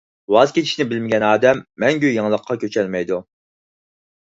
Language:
Uyghur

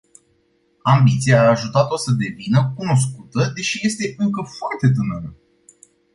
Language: Romanian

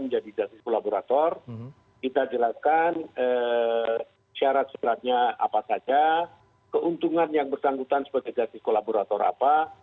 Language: Indonesian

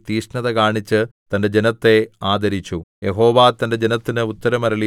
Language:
Malayalam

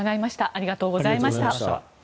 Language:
Japanese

